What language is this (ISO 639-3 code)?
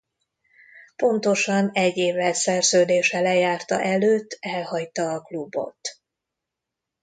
hun